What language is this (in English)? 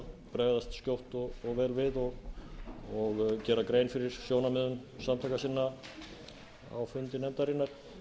Icelandic